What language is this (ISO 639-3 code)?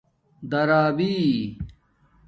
dmk